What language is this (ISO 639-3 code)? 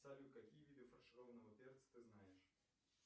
rus